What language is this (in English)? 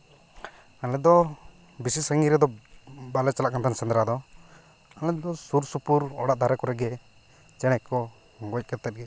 Santali